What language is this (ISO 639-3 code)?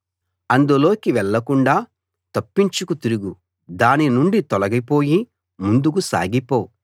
tel